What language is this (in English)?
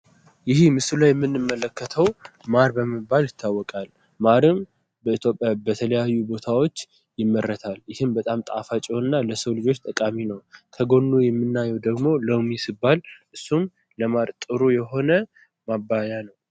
Amharic